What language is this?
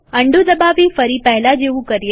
Gujarati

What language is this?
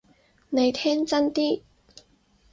Cantonese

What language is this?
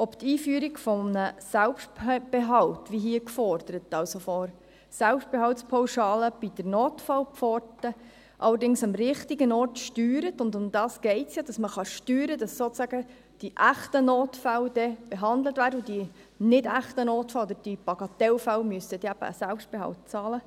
Swiss German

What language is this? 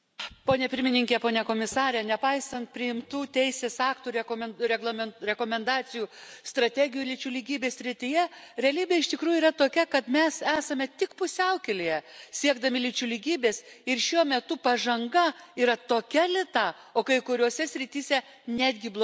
Lithuanian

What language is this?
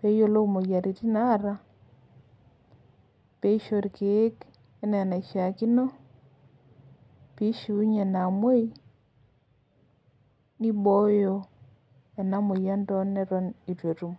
Masai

